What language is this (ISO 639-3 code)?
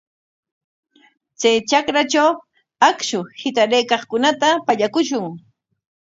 qwa